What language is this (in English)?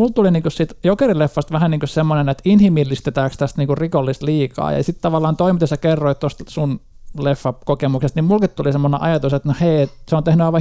Finnish